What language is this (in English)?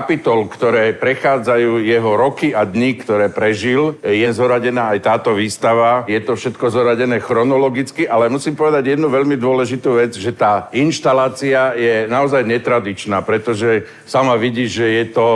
Slovak